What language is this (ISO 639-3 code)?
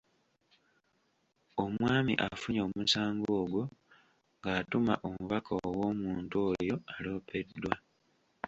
lug